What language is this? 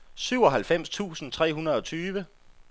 Danish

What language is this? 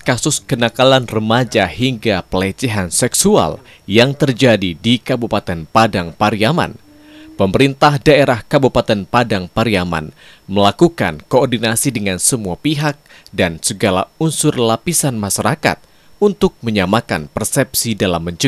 Indonesian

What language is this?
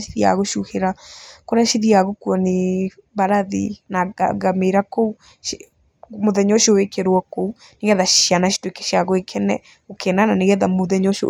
Kikuyu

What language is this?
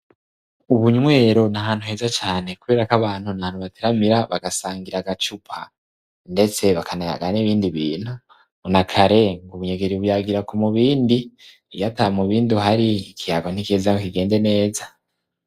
Rundi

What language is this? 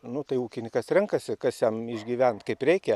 Lithuanian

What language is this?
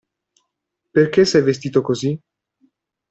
Italian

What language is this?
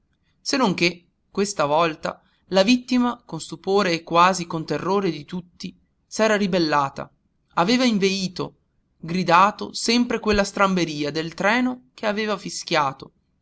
Italian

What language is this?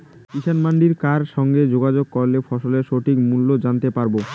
Bangla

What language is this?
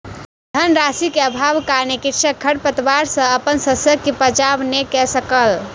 Maithili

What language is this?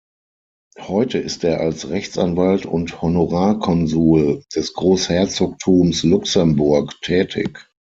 German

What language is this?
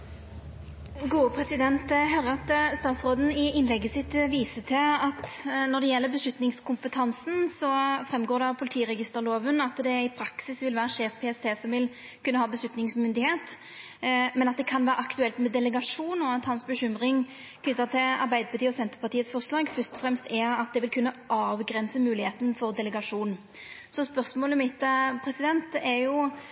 Norwegian Nynorsk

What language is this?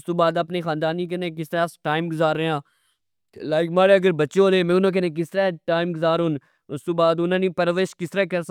Pahari-Potwari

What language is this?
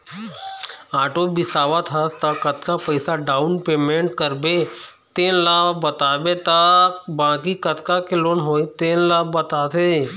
Chhattisgarhi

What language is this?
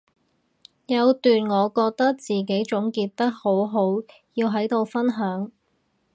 Cantonese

